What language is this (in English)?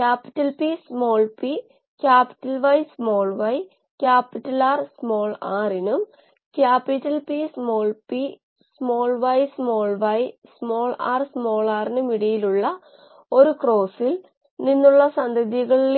Malayalam